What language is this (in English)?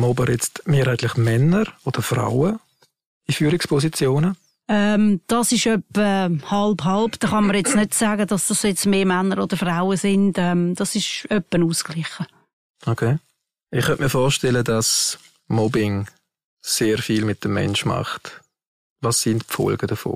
German